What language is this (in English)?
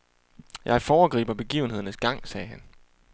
Danish